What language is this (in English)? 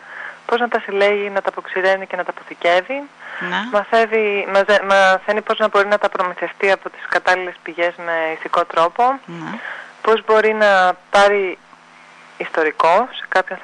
Greek